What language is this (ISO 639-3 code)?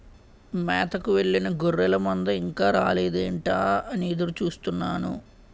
tel